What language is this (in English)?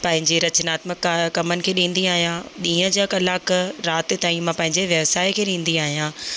Sindhi